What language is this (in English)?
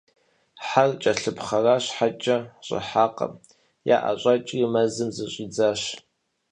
Kabardian